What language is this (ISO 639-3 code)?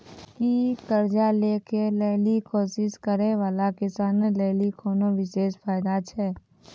mai